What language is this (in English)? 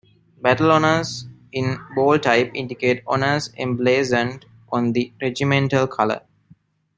English